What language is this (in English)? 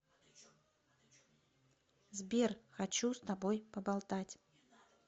Russian